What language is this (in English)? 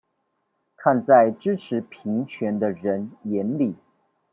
Chinese